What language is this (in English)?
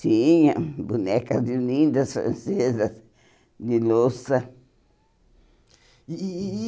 Portuguese